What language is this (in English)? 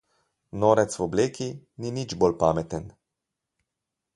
Slovenian